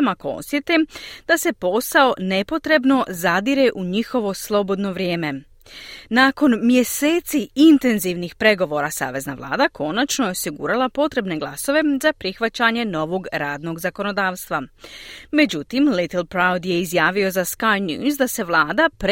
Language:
Croatian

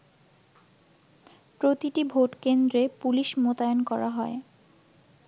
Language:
Bangla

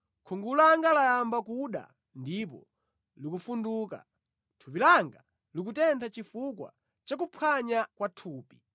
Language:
Nyanja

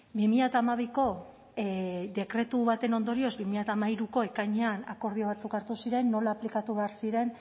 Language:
Basque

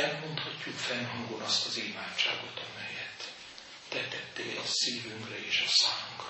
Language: Hungarian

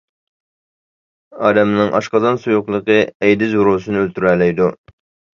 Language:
Uyghur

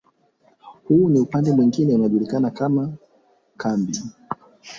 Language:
Swahili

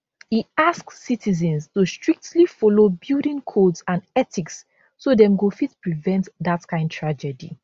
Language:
Nigerian Pidgin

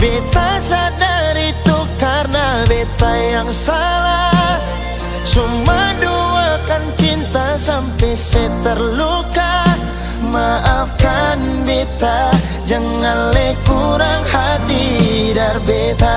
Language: Indonesian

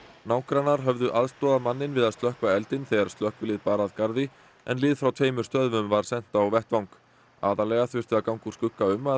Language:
Icelandic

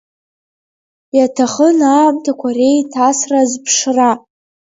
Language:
Abkhazian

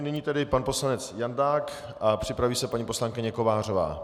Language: Czech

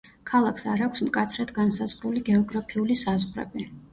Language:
Georgian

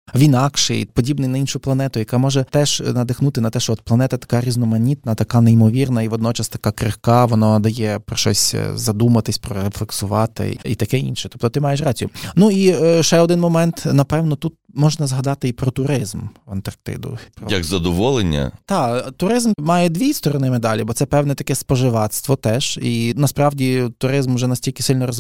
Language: Ukrainian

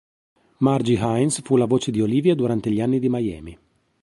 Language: Italian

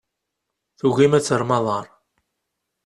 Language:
Kabyle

